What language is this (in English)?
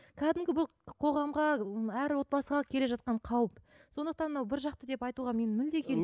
Kazakh